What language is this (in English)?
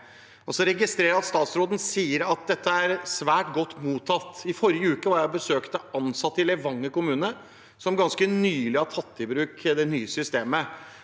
Norwegian